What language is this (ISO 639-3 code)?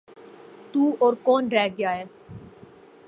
urd